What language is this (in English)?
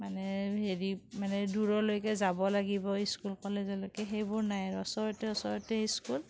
Assamese